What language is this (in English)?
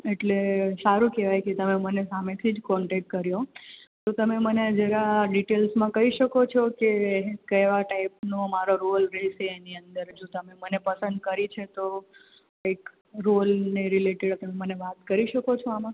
Gujarati